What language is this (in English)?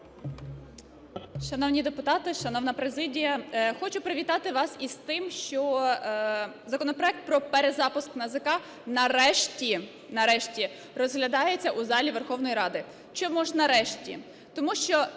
Ukrainian